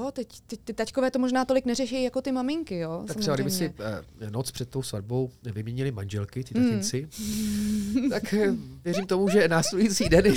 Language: Czech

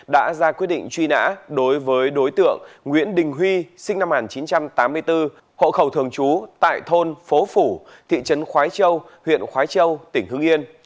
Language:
Vietnamese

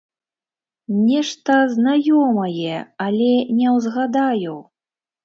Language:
Belarusian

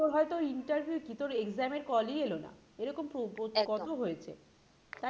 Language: Bangla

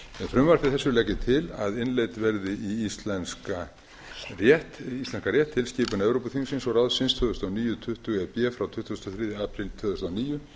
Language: Icelandic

